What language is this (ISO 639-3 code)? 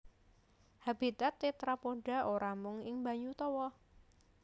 jav